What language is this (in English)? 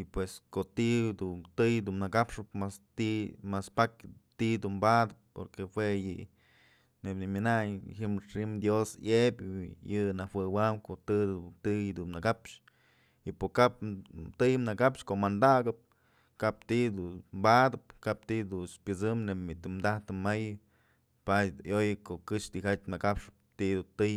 Mazatlán Mixe